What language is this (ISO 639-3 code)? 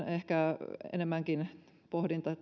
fin